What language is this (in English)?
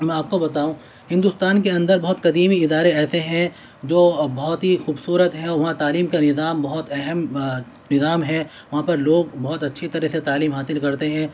Urdu